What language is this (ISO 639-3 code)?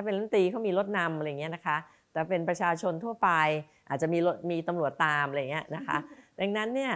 tha